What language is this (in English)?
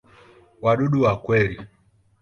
Swahili